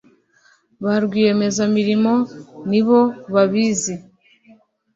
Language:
Kinyarwanda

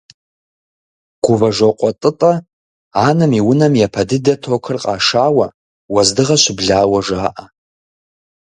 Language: Kabardian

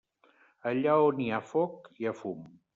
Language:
Catalan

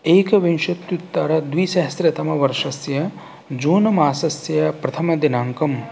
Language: Sanskrit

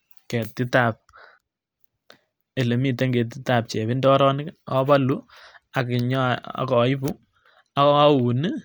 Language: Kalenjin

